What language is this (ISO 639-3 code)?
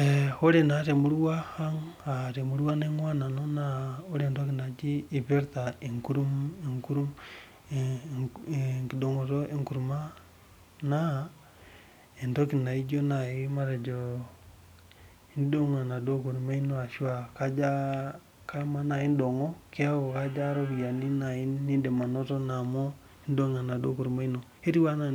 mas